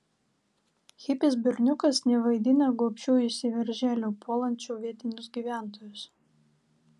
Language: Lithuanian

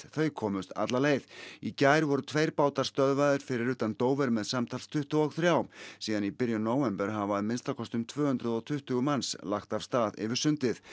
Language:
Icelandic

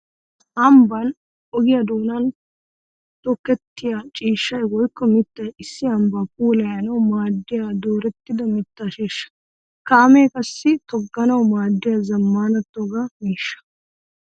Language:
Wolaytta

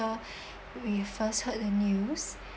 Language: English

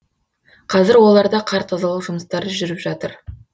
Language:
Kazakh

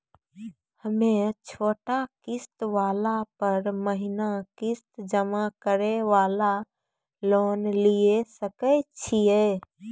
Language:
Maithili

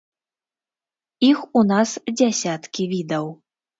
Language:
Belarusian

